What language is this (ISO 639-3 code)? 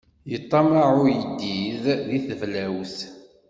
kab